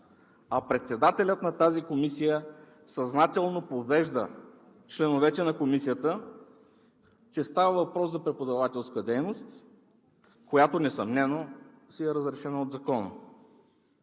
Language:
Bulgarian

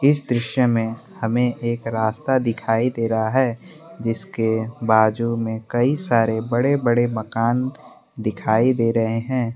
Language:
Hindi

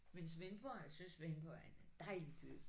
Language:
Danish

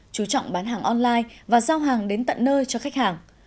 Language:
Vietnamese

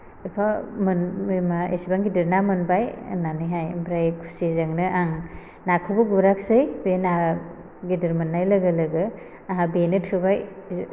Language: Bodo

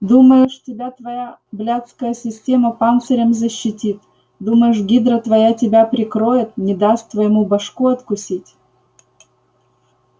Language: Russian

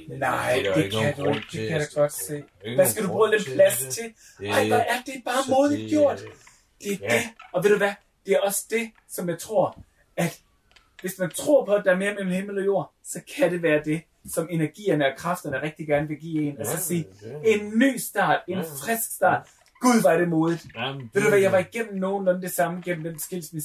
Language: Danish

